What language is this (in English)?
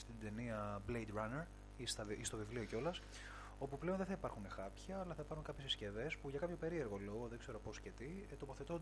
Greek